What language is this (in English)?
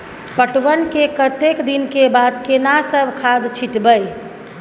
Maithili